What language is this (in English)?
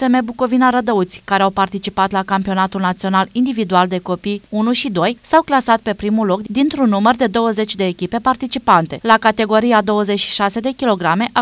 Romanian